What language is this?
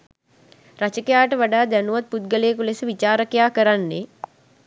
Sinhala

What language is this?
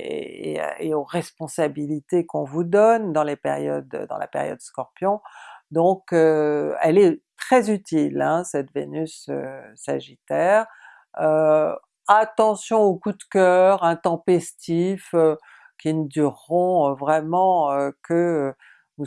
French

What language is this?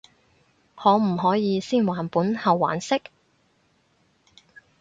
Cantonese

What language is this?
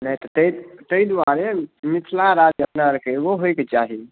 Maithili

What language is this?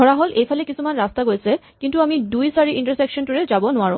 Assamese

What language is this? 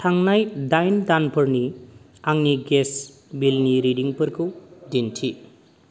Bodo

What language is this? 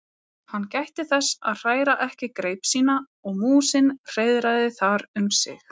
Icelandic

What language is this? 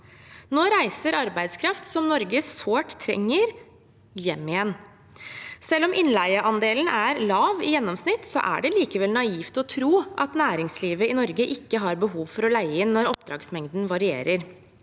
Norwegian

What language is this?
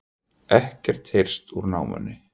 Icelandic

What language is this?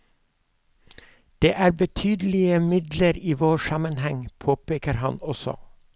Norwegian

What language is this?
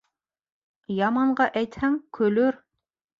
Bashkir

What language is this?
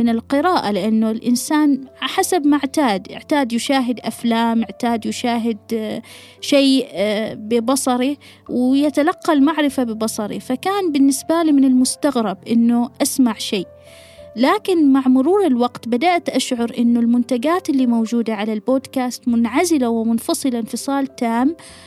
Arabic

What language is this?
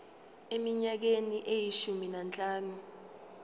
Zulu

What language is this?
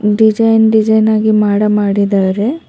Kannada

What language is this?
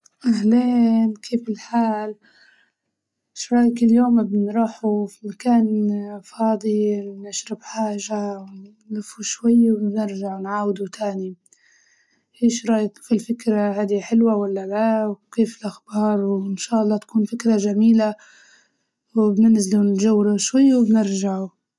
Libyan Arabic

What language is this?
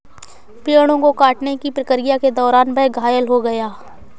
Hindi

